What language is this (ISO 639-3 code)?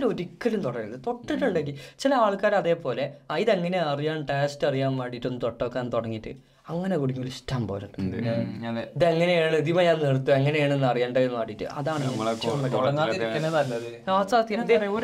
mal